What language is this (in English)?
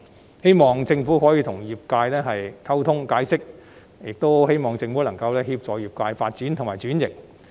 Cantonese